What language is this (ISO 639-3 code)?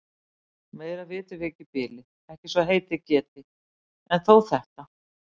isl